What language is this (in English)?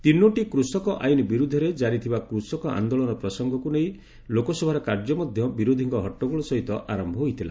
Odia